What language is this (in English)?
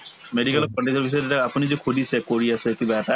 Assamese